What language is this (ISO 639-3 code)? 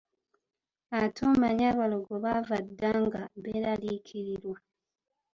lug